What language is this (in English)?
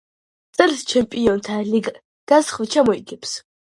Georgian